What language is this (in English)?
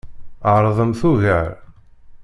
Kabyle